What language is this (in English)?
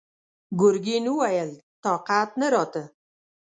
Pashto